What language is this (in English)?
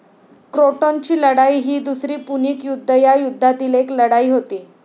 Marathi